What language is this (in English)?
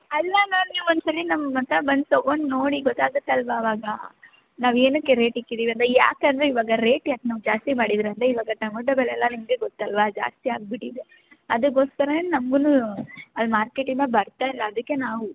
Kannada